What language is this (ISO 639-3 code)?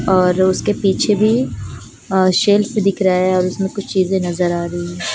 hin